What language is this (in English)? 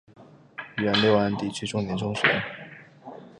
Chinese